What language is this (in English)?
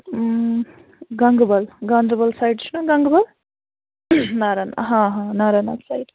Kashmiri